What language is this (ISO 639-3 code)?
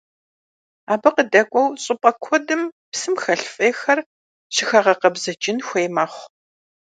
kbd